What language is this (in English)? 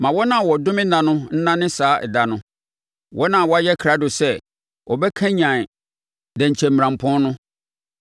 Akan